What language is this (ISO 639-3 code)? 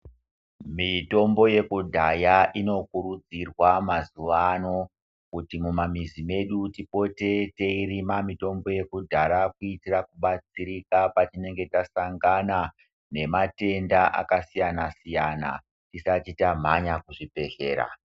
ndc